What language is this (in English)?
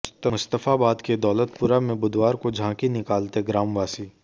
Hindi